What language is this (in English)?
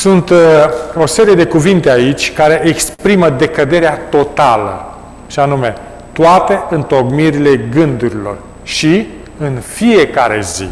Romanian